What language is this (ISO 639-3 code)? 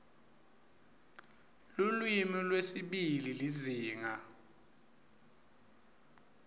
ssw